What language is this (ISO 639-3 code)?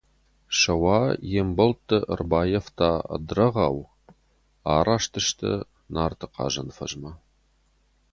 oss